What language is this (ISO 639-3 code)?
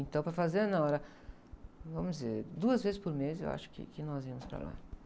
por